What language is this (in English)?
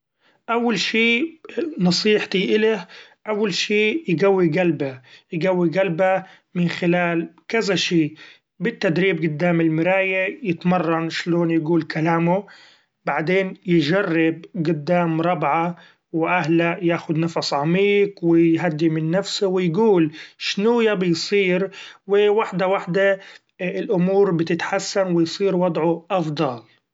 Gulf Arabic